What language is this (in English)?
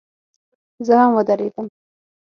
Pashto